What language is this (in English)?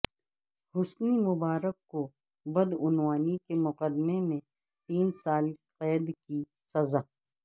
Urdu